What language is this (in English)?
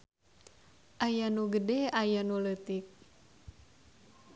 Sundanese